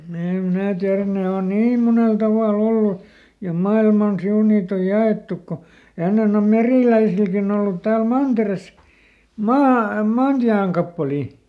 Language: Finnish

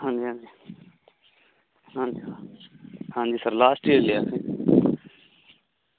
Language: Punjabi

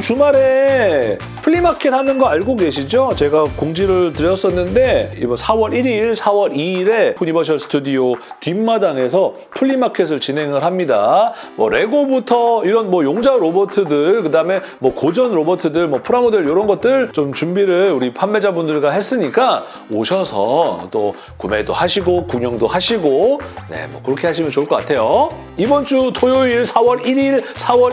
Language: Korean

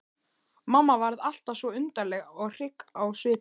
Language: Icelandic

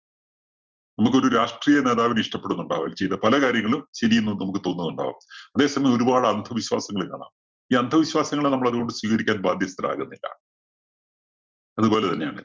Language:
Malayalam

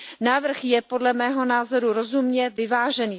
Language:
Czech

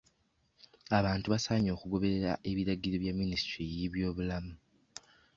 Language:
Ganda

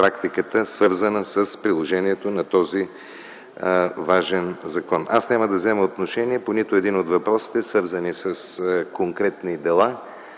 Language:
Bulgarian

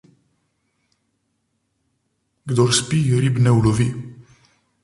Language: Slovenian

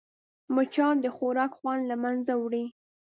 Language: Pashto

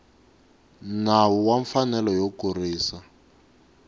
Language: Tsonga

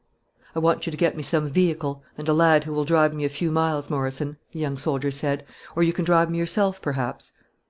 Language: English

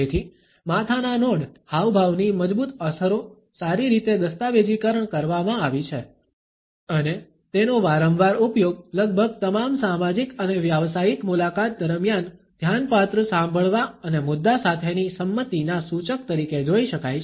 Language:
Gujarati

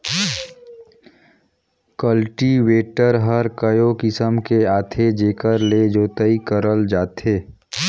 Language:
Chhattisgarhi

